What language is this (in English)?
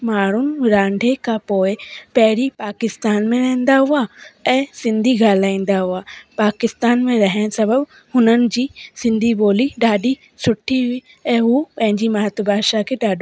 Sindhi